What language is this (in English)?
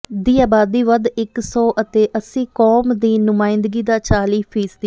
Punjabi